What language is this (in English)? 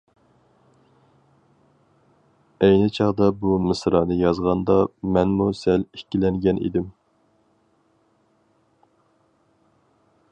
Uyghur